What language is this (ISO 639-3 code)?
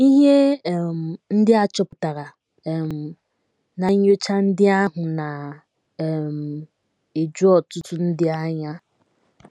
ibo